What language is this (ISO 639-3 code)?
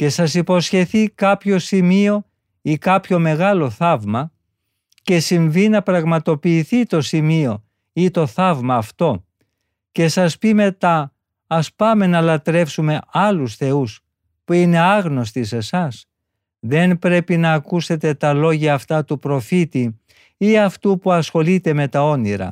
ell